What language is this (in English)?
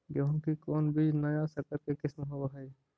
Magahi